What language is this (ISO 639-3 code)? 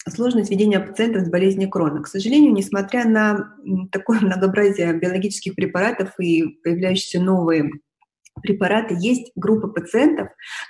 rus